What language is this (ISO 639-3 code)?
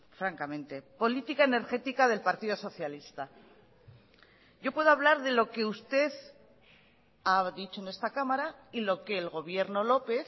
spa